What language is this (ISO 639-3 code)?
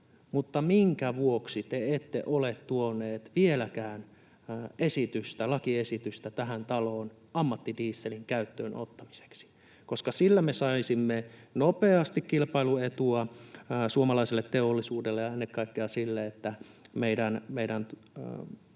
fin